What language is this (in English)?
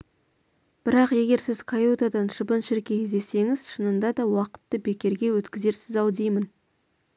Kazakh